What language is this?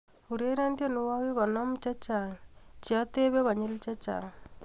Kalenjin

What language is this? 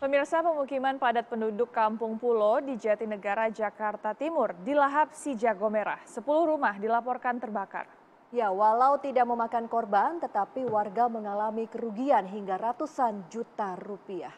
Indonesian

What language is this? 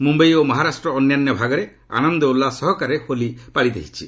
Odia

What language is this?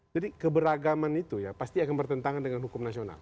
Indonesian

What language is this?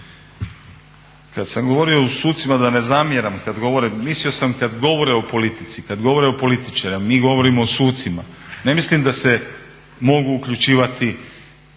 Croatian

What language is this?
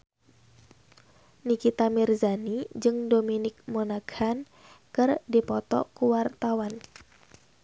Sundanese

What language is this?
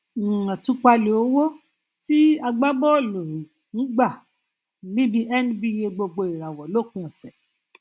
Yoruba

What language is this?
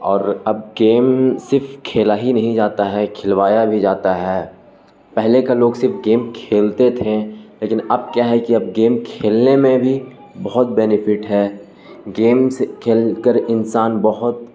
Urdu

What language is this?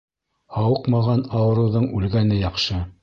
Bashkir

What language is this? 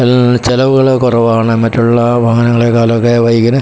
Malayalam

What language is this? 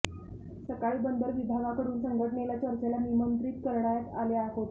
Marathi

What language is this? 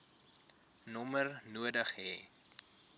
Afrikaans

